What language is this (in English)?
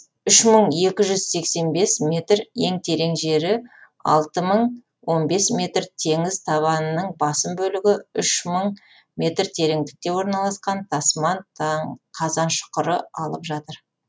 Kazakh